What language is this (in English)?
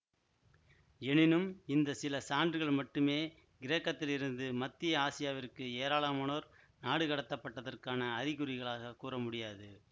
Tamil